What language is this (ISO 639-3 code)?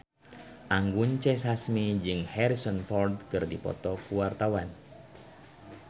sun